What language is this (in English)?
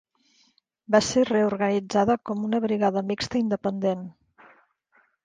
Catalan